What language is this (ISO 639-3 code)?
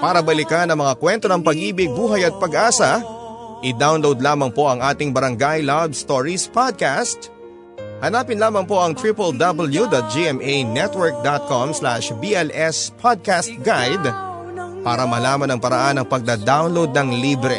fil